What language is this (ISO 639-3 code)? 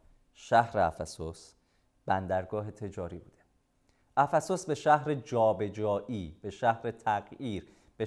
fas